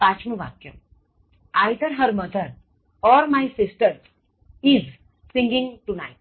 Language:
Gujarati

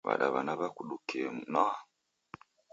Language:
Taita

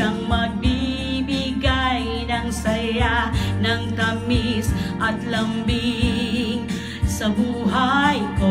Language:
Indonesian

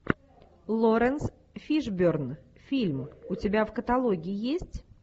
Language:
Russian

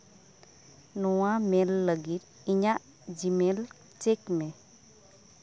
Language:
Santali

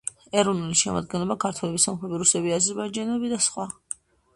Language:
Georgian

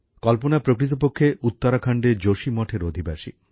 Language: Bangla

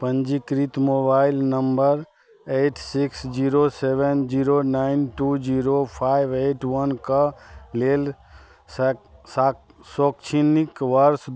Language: Maithili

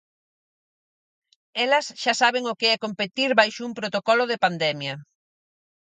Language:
Galician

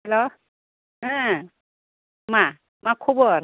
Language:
Bodo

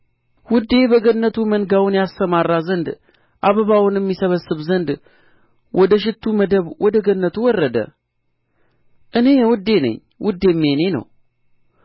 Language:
Amharic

